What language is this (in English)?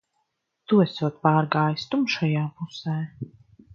Latvian